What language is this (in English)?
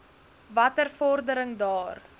Afrikaans